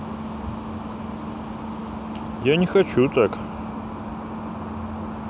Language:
Russian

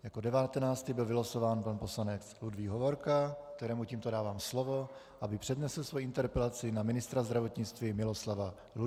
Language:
Czech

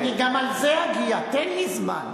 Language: Hebrew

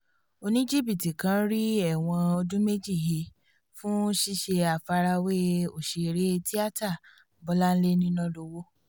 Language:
Yoruba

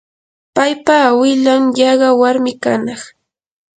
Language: Yanahuanca Pasco Quechua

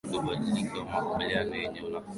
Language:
Swahili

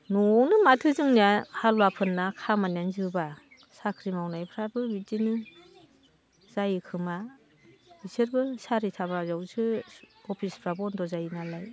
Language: Bodo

